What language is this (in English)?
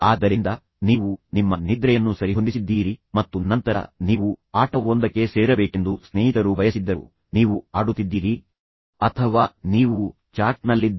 Kannada